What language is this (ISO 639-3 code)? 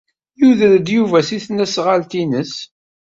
kab